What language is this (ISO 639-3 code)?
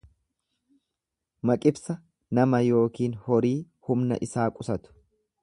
orm